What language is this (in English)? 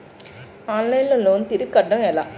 Telugu